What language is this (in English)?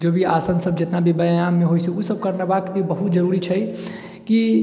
Maithili